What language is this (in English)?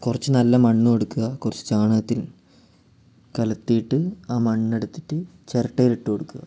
Malayalam